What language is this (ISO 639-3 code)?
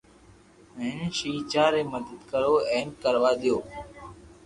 lrk